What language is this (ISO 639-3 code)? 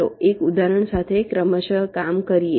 guj